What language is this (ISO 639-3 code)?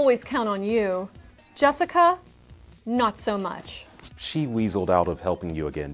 urd